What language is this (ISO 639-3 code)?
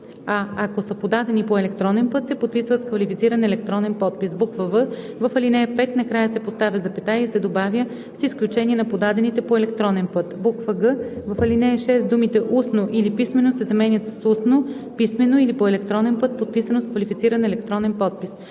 bul